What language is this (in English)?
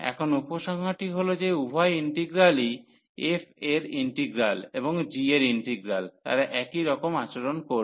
Bangla